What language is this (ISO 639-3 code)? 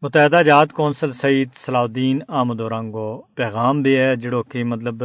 urd